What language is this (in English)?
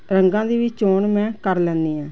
Punjabi